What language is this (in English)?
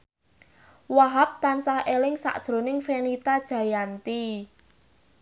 Javanese